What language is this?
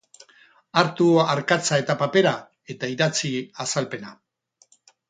Basque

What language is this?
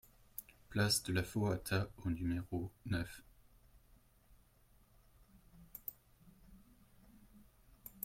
French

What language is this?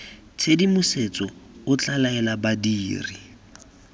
Tswana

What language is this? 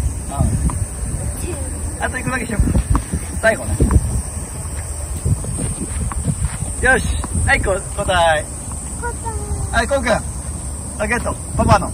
Japanese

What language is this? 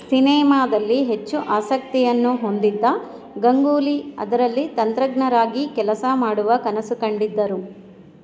Kannada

